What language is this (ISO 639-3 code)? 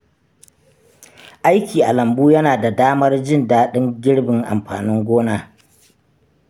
hau